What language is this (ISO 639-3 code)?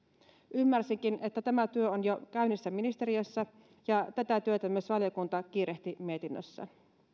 fin